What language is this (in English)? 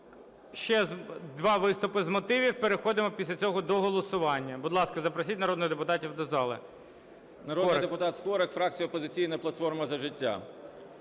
Ukrainian